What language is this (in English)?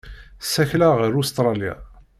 Kabyle